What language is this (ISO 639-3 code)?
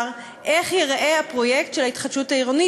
heb